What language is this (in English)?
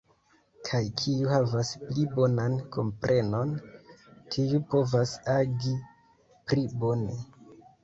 Esperanto